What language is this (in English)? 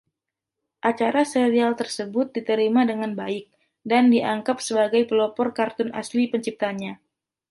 Indonesian